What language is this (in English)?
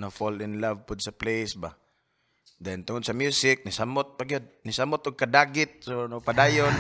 Filipino